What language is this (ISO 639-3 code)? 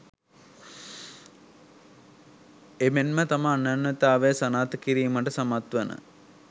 sin